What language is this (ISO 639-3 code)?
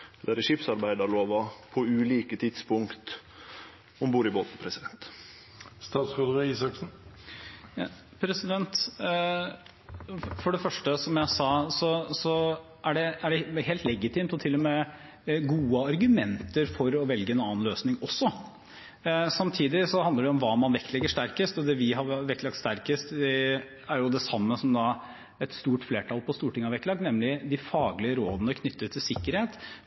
nor